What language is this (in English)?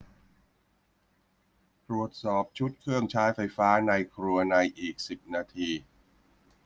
Thai